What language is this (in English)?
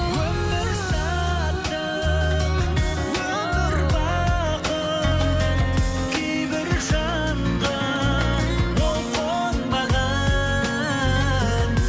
Kazakh